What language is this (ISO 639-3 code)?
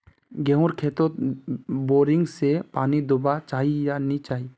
mag